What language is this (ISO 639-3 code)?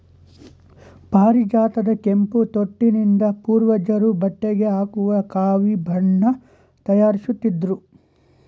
kan